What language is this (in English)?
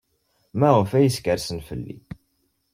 Kabyle